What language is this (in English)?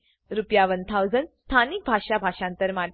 Gujarati